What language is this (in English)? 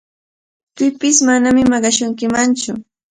Cajatambo North Lima Quechua